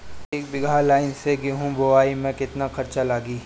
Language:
Bhojpuri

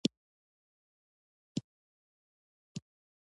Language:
Pashto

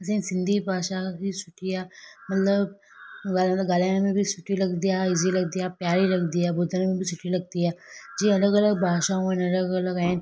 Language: Sindhi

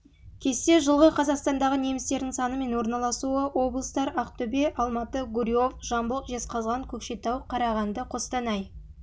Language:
Kazakh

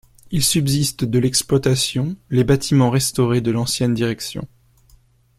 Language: French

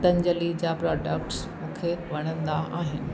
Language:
Sindhi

